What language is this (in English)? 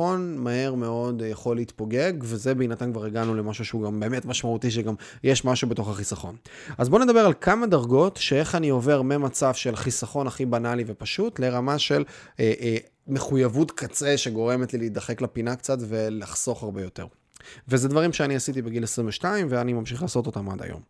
Hebrew